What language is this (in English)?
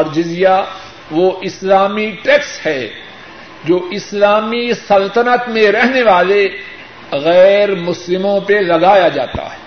Urdu